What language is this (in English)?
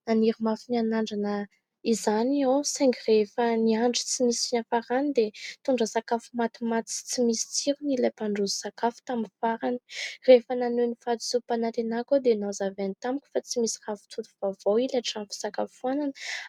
Malagasy